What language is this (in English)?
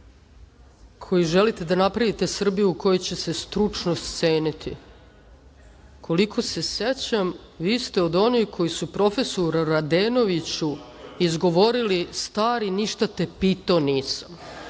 Serbian